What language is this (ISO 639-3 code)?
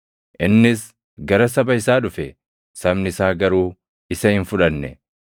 orm